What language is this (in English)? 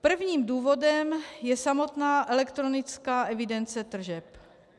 Czech